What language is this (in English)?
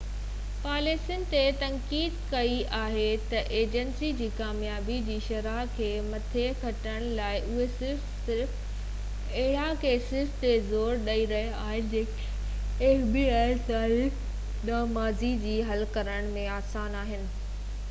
Sindhi